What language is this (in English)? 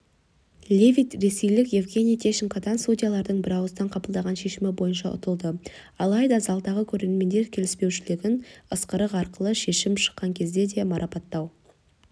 Kazakh